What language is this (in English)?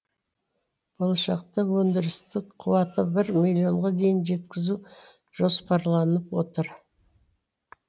Kazakh